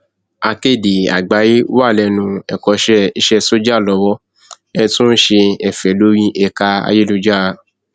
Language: Yoruba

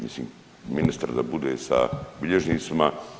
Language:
Croatian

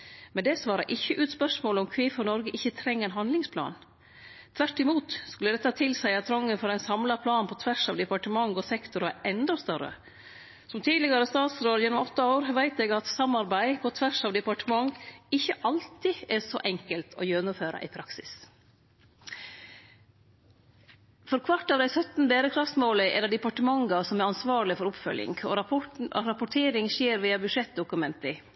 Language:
Norwegian Nynorsk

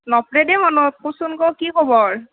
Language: Assamese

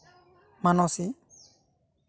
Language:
Santali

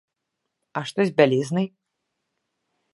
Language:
Belarusian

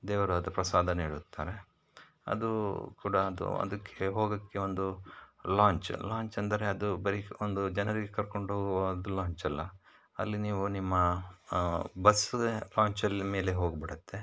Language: Kannada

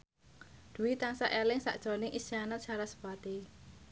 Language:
Javanese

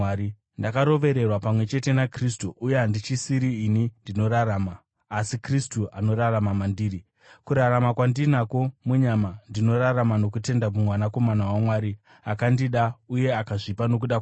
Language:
Shona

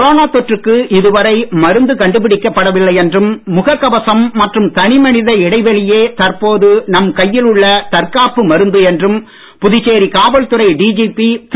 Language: Tamil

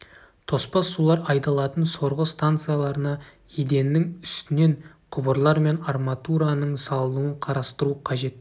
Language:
Kazakh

